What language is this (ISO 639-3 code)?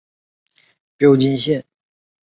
zho